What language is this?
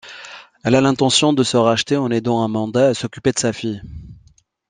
French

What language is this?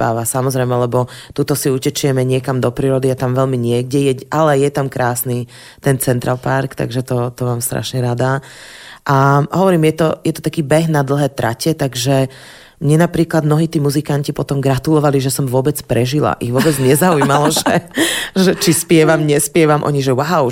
Slovak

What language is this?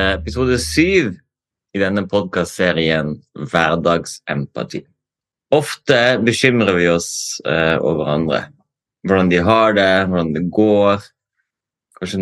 Danish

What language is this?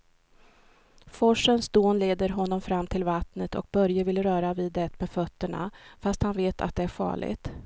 Swedish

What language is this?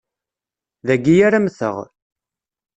Kabyle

